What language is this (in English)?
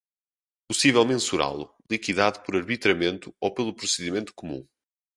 Portuguese